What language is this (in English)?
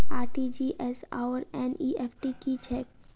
Maithili